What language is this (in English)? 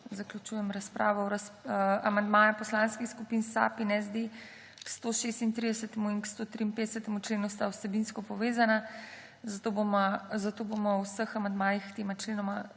Slovenian